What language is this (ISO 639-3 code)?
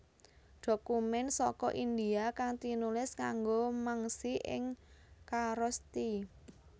jav